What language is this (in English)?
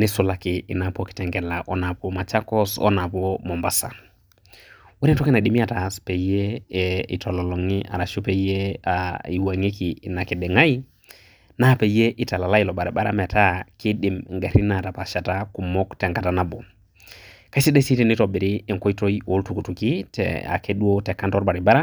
Masai